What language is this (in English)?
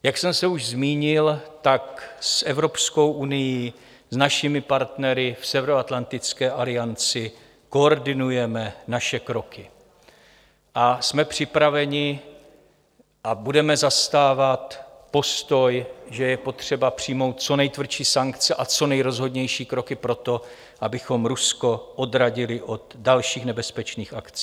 Czech